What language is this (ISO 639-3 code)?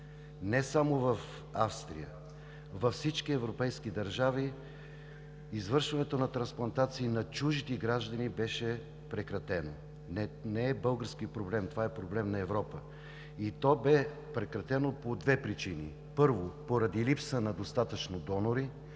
bul